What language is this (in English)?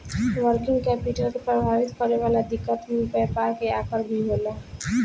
Bhojpuri